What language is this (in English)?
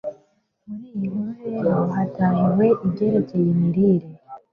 Kinyarwanda